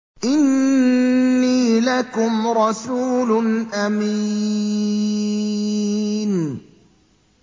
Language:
Arabic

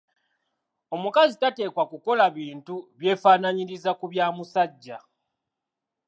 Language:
Ganda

